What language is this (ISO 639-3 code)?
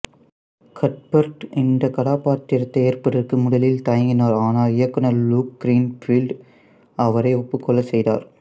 tam